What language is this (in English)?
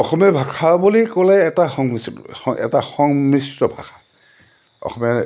Assamese